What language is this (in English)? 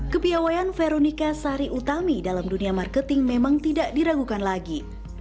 Indonesian